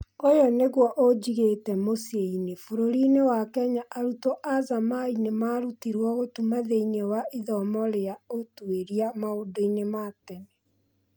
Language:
Kikuyu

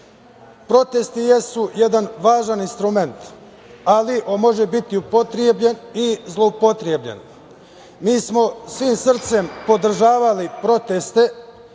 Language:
Serbian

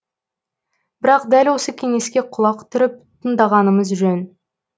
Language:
Kazakh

